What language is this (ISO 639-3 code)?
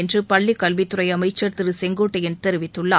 tam